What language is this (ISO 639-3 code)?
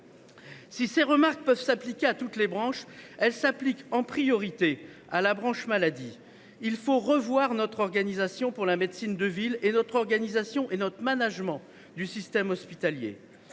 fra